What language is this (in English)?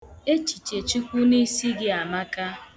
Igbo